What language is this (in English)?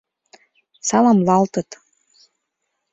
Mari